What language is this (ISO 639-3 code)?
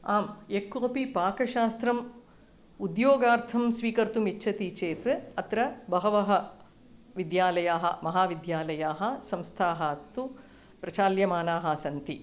san